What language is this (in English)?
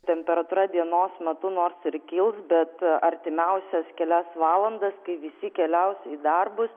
Lithuanian